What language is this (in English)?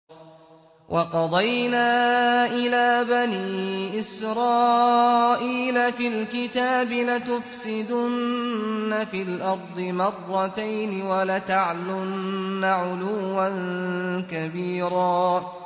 Arabic